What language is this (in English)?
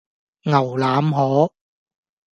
Cantonese